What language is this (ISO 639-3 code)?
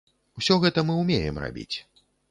bel